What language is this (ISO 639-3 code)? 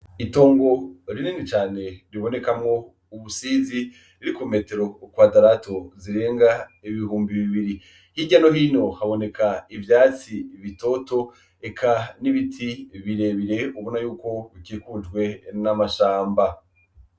run